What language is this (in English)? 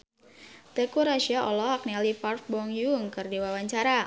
Sundanese